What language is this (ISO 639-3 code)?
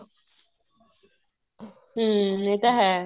pan